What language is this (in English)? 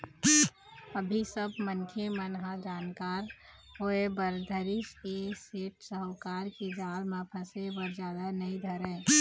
Chhattisgarhi